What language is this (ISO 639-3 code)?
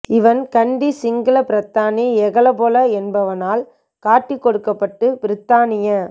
tam